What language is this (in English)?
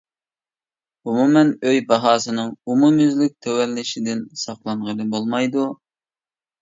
Uyghur